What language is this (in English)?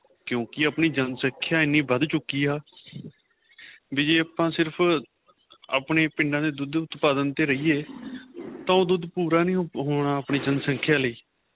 Punjabi